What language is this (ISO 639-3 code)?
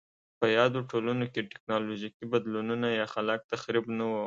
pus